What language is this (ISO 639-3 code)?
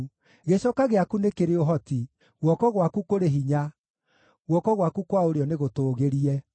kik